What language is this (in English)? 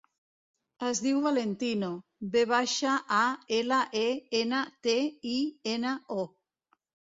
Catalan